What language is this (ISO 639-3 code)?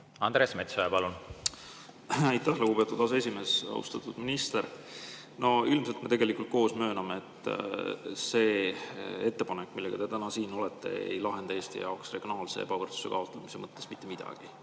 est